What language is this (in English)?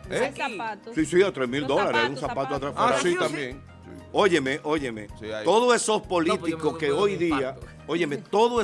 Spanish